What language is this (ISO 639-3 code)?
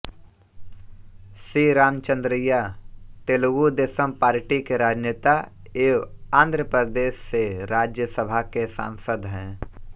hin